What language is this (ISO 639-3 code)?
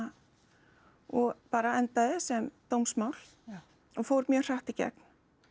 isl